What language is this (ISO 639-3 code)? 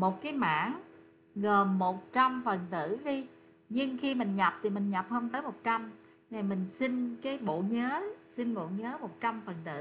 vie